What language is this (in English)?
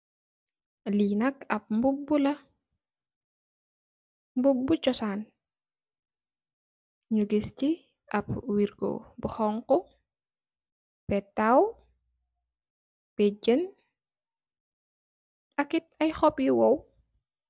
Wolof